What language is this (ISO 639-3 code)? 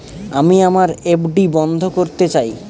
ben